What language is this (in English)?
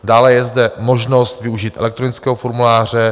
Czech